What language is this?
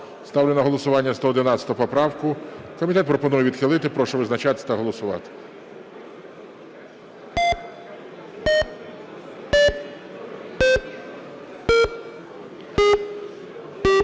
Ukrainian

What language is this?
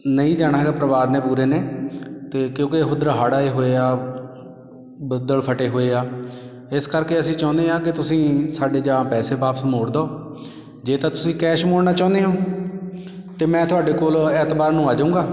Punjabi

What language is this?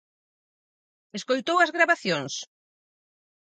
Galician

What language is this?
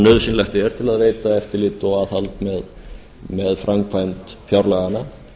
Icelandic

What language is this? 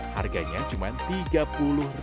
Indonesian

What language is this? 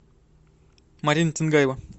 Russian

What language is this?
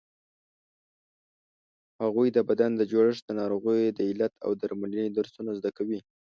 Pashto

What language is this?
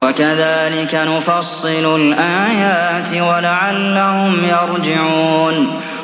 Arabic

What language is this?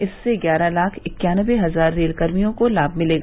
Hindi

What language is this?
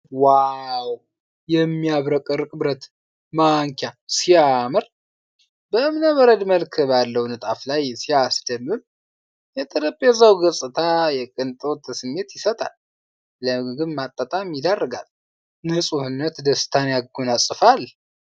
Amharic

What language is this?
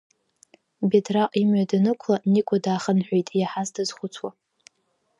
Abkhazian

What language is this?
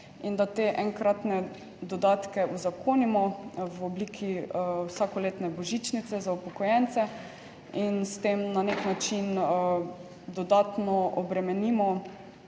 Slovenian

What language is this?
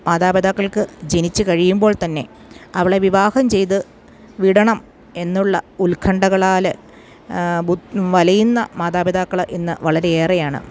Malayalam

